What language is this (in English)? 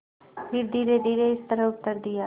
Hindi